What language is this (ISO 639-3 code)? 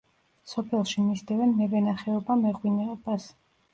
kat